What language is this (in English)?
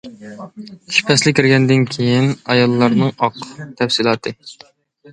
Uyghur